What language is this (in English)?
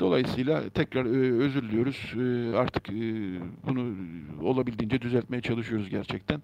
Turkish